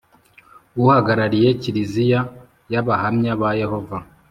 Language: Kinyarwanda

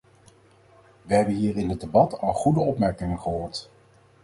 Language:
Dutch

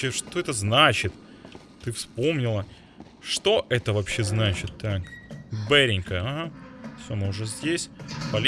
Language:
Russian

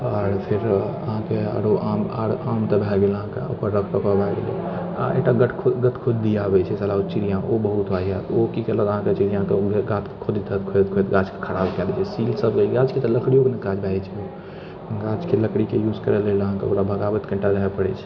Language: Maithili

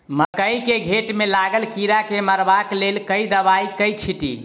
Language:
Maithili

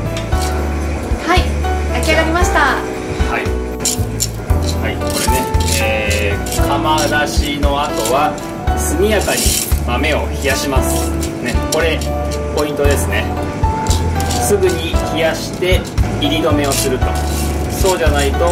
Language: Japanese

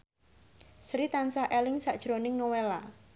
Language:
Javanese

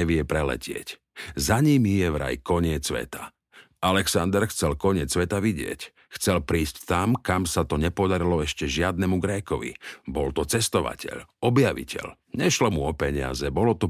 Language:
Slovak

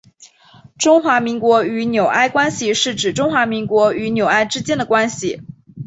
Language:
Chinese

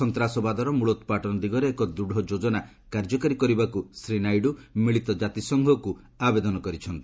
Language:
Odia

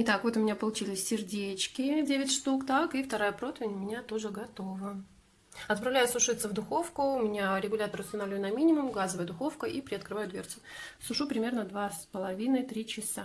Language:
Russian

